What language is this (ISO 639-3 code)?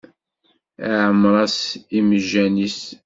kab